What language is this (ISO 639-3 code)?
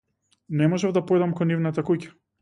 mkd